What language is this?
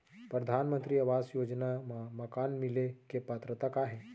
Chhattisgarhi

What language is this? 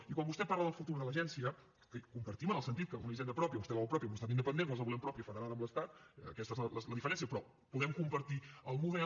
Catalan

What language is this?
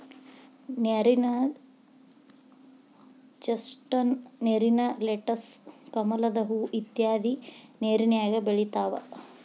Kannada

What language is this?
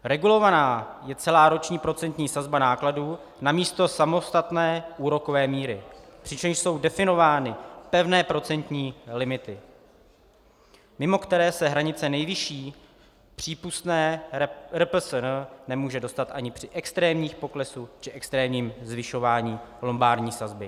Czech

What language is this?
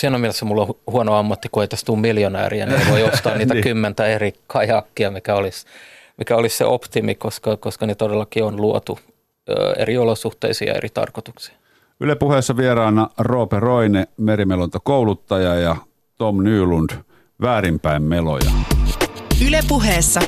Finnish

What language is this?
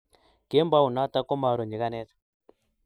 Kalenjin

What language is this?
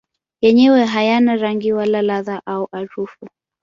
Swahili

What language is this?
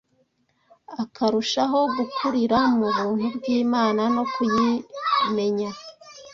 Kinyarwanda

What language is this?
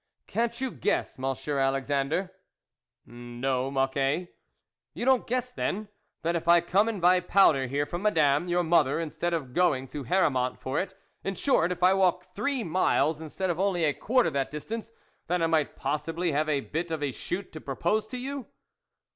English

